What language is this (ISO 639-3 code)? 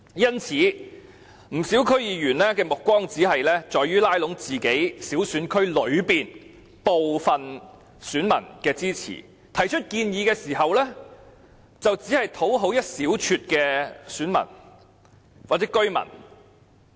yue